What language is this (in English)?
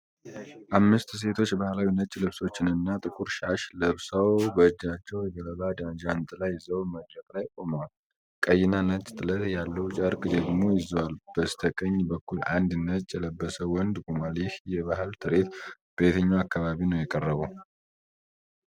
Amharic